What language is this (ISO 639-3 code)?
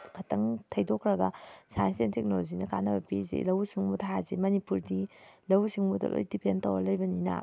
mni